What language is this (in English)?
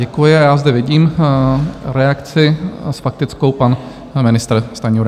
Czech